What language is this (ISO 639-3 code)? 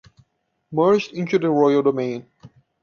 eng